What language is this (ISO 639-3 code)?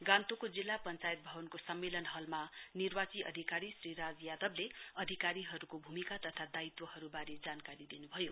nep